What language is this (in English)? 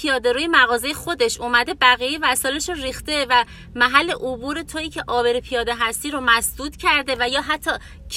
Persian